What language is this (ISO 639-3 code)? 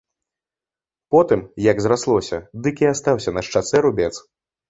bel